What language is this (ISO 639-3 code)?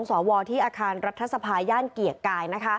tha